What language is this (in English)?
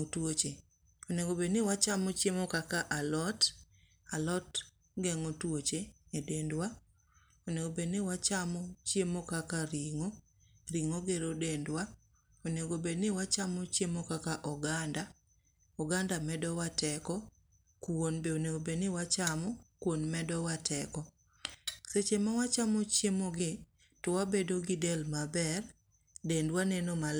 Luo (Kenya and Tanzania)